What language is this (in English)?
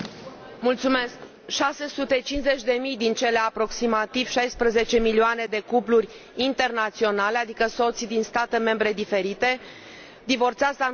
Romanian